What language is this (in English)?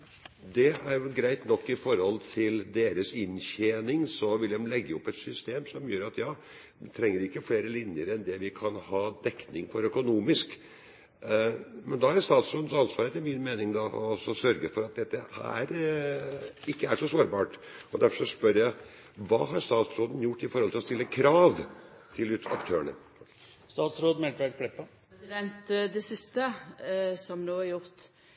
Norwegian